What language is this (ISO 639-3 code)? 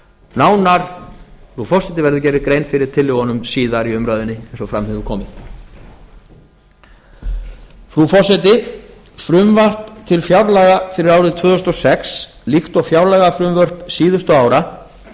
isl